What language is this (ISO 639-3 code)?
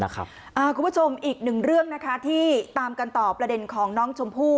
tha